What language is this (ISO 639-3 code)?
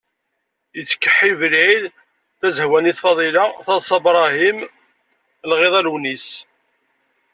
kab